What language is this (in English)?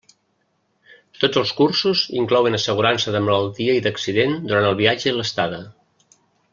Catalan